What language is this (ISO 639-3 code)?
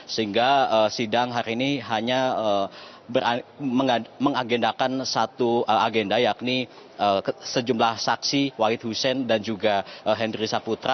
ind